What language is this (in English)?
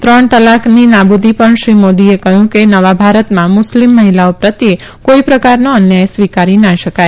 Gujarati